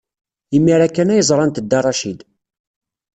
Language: Kabyle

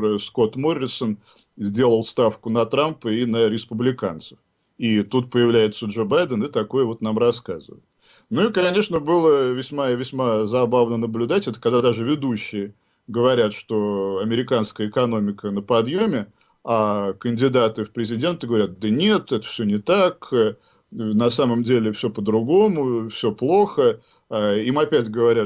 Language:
Russian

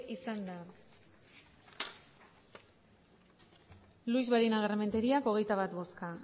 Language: Basque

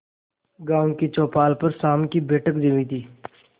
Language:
Hindi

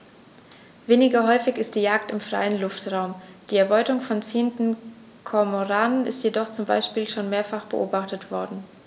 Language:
German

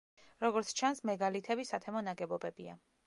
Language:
Georgian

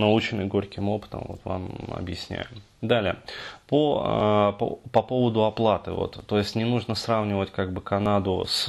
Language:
Russian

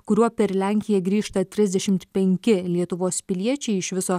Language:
Lithuanian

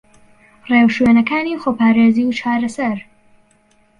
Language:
Central Kurdish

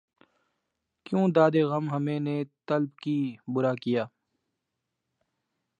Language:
Urdu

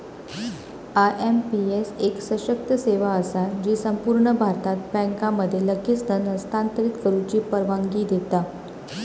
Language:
Marathi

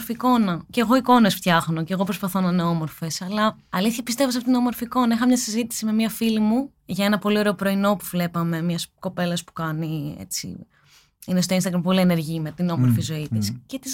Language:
Greek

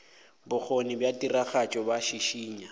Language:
Northern Sotho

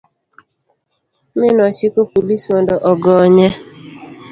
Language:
Luo (Kenya and Tanzania)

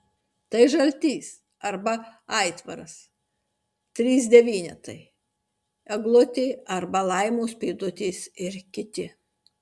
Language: Lithuanian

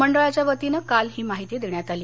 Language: Marathi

